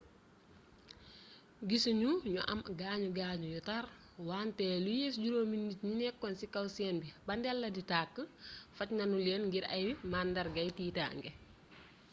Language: Wolof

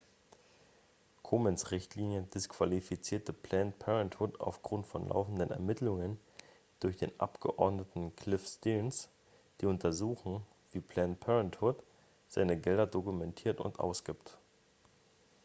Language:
German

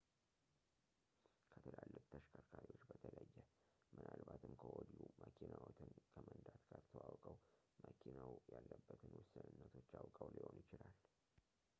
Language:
Amharic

